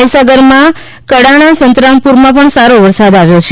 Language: Gujarati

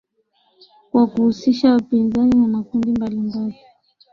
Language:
Swahili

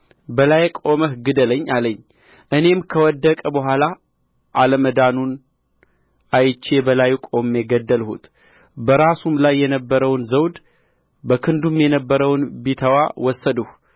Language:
Amharic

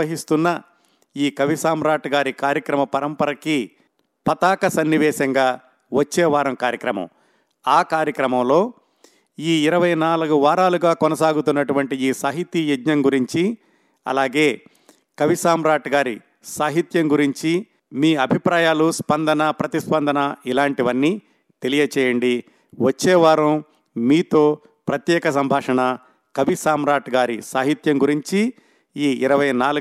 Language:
Telugu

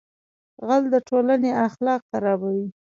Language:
Pashto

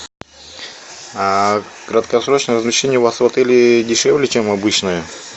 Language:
Russian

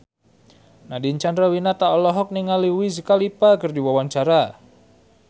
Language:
Sundanese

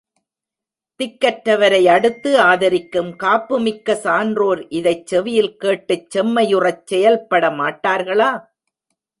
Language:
Tamil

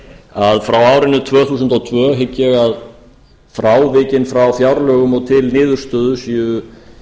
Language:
Icelandic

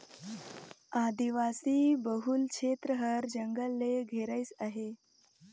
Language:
Chhattisgarhi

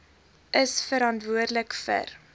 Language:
Afrikaans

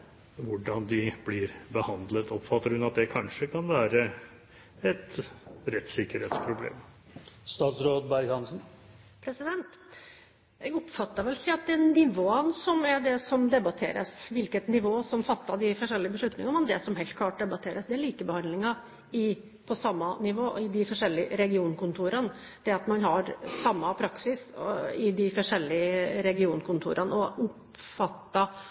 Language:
Norwegian Bokmål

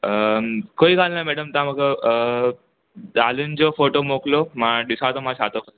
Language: Sindhi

